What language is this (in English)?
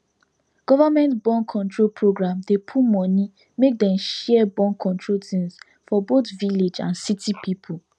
Nigerian Pidgin